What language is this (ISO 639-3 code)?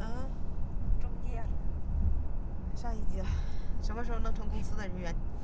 zho